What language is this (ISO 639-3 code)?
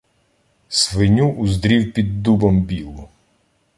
ukr